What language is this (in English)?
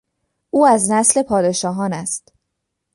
Persian